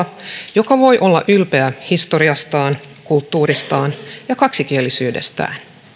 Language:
Finnish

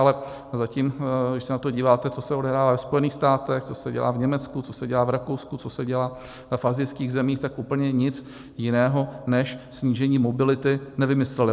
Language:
Czech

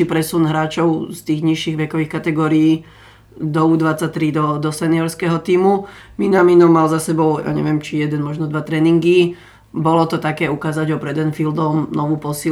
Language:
Slovak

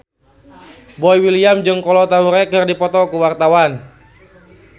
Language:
Sundanese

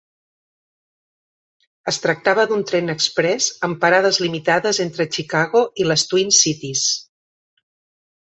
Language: Catalan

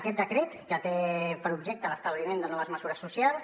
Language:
Catalan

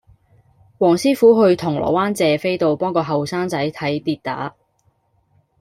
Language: Cantonese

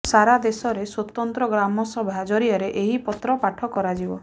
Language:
Odia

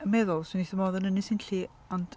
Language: Welsh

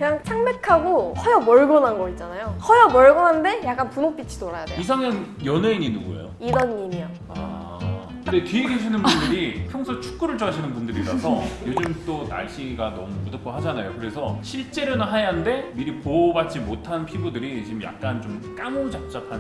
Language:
Korean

